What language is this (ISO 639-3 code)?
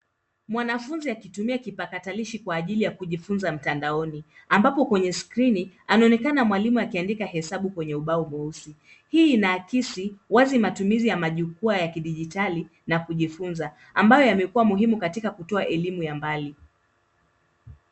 swa